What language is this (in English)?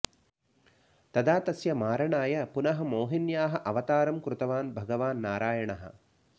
Sanskrit